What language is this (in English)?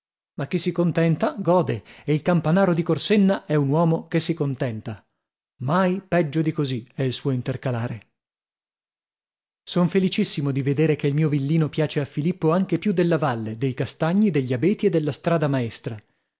Italian